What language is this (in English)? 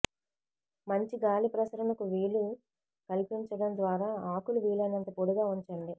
Telugu